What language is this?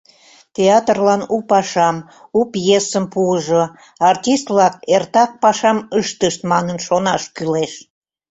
Mari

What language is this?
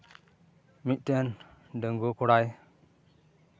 Santali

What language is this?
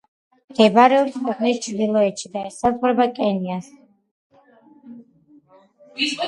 Georgian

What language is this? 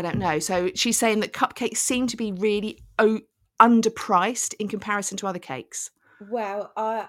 English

